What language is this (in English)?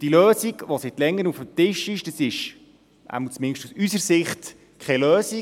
Swiss German